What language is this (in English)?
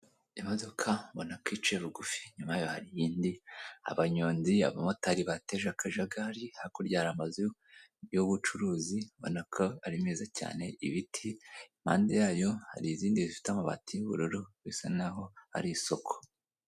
Kinyarwanda